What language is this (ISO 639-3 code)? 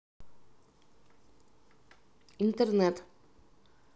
rus